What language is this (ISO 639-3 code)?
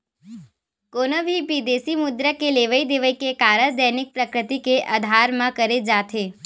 hne